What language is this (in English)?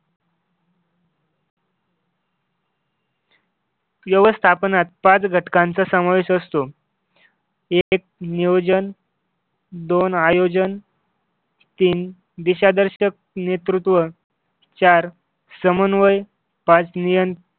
Marathi